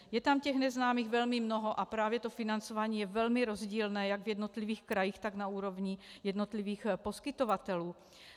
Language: Czech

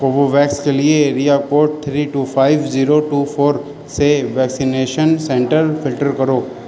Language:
Urdu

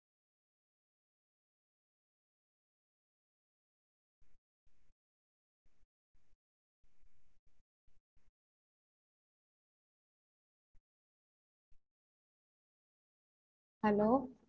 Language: Tamil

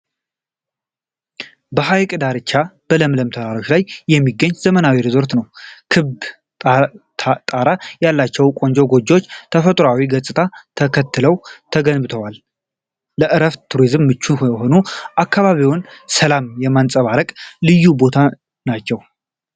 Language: Amharic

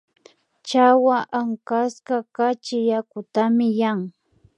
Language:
Imbabura Highland Quichua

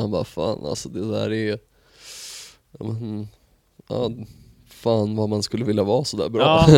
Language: Swedish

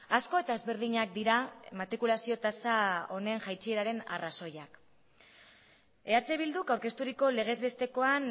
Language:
Basque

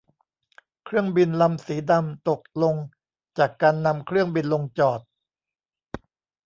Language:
Thai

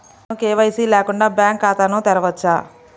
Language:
Telugu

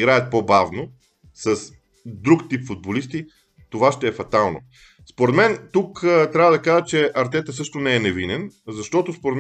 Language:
Bulgarian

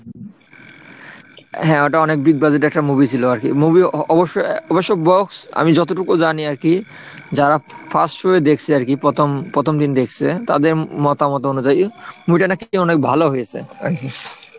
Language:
Bangla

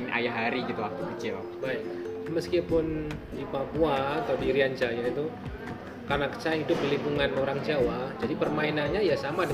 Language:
Indonesian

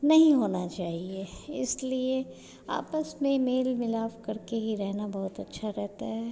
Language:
Hindi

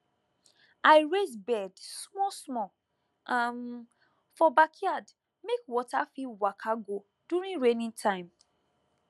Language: Nigerian Pidgin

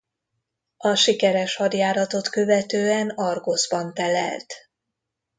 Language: Hungarian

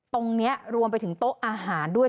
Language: Thai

